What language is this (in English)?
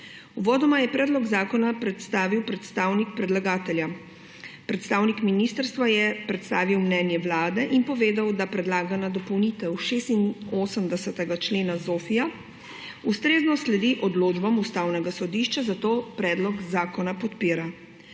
Slovenian